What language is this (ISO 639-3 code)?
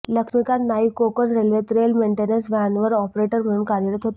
mar